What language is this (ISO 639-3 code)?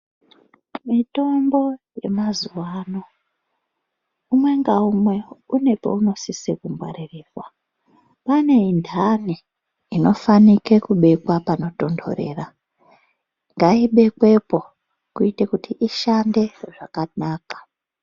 ndc